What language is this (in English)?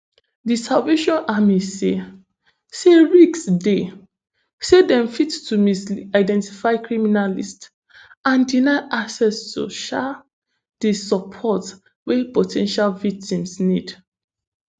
Nigerian Pidgin